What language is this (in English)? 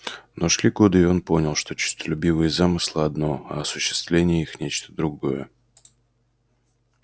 Russian